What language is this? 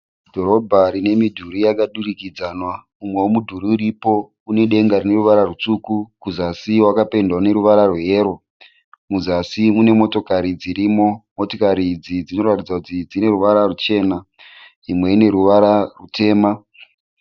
Shona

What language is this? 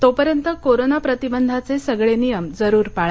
Marathi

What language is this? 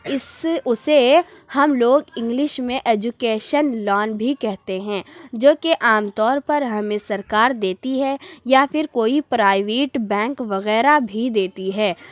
Urdu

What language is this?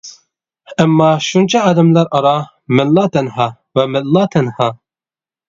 Uyghur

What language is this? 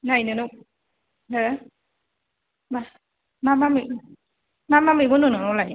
Bodo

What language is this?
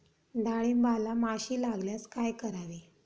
Marathi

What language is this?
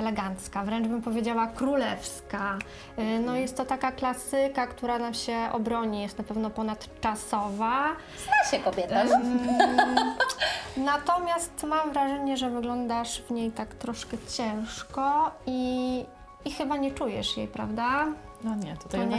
Polish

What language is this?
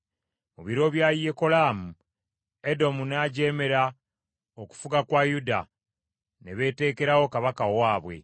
Ganda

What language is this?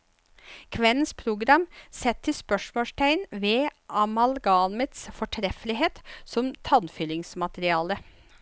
Norwegian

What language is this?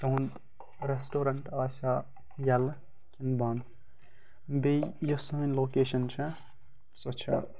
Kashmiri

